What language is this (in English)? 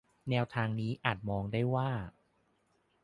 Thai